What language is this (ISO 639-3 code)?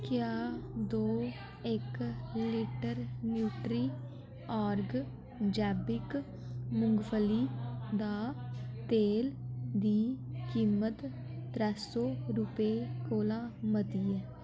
doi